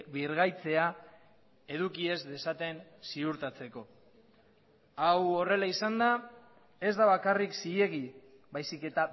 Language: Basque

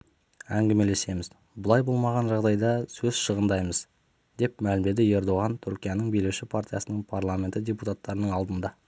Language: Kazakh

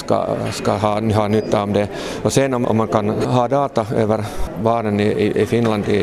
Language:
Swedish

